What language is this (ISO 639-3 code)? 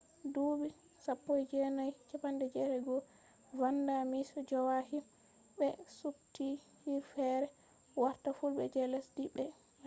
ful